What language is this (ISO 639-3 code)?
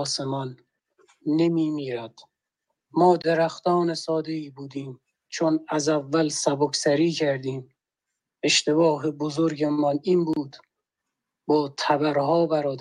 fas